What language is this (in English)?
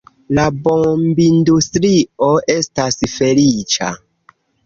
Esperanto